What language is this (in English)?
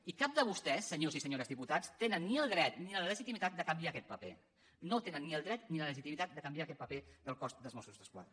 Catalan